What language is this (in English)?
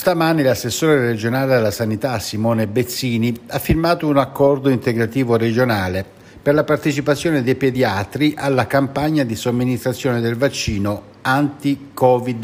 Italian